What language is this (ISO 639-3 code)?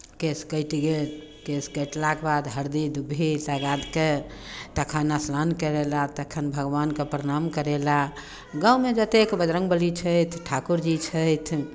mai